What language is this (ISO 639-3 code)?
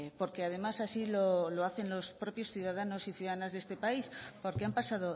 spa